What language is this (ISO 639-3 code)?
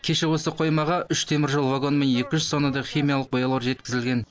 kaz